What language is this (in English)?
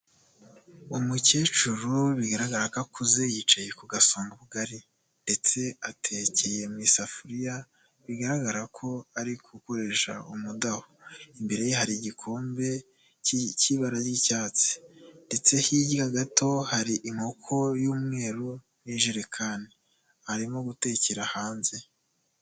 Kinyarwanda